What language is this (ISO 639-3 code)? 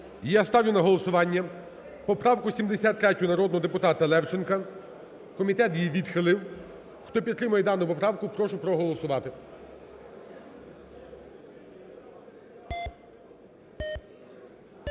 ukr